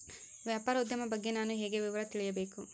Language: Kannada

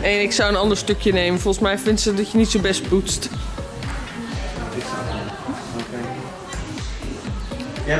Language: Dutch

